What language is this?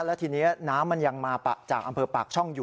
Thai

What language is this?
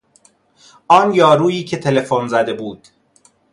Persian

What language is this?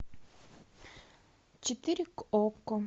Russian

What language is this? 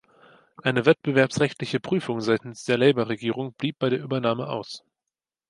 German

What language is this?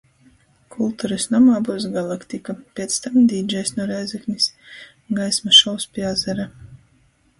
Latgalian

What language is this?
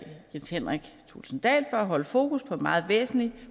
Danish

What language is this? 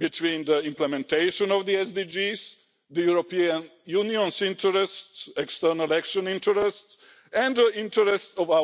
English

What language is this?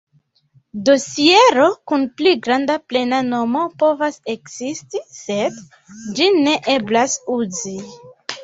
Esperanto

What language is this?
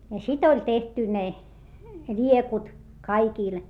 Finnish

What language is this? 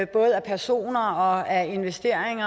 Danish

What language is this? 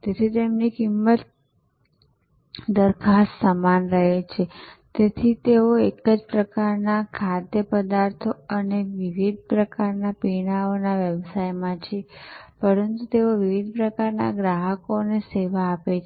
Gujarati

